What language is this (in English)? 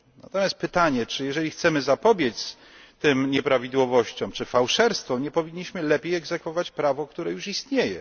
Polish